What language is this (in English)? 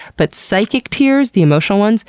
English